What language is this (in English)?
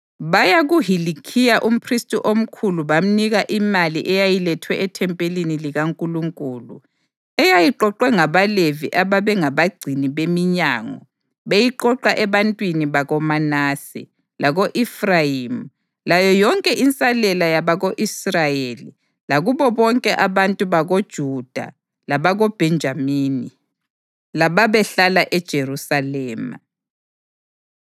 North Ndebele